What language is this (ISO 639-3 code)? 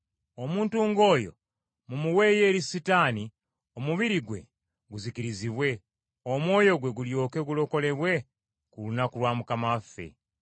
lug